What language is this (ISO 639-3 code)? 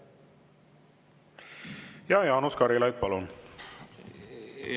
est